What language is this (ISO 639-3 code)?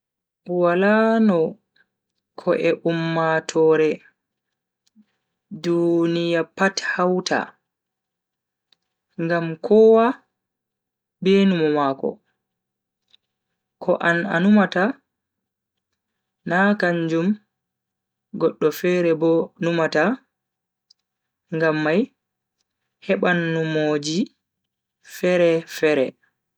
fui